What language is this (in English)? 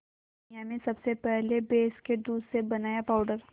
Hindi